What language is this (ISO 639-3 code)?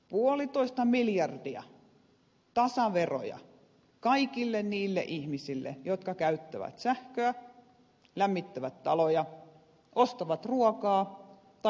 fin